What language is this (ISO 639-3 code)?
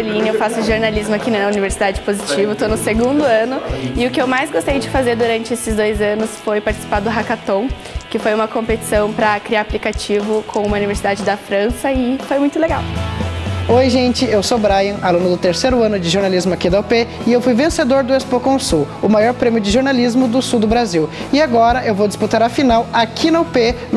por